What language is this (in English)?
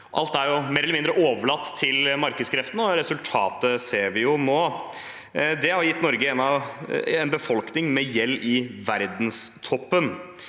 Norwegian